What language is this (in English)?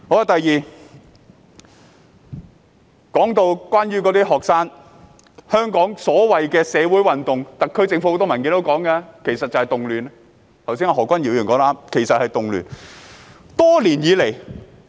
Cantonese